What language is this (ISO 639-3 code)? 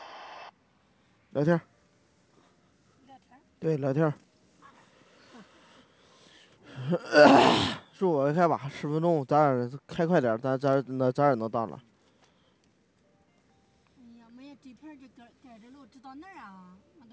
zho